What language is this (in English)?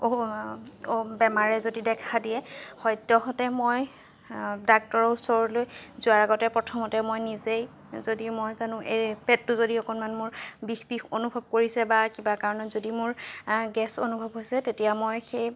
Assamese